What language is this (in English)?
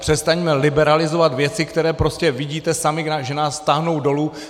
Czech